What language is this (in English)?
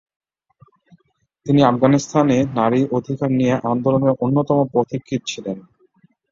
Bangla